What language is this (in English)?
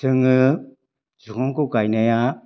Bodo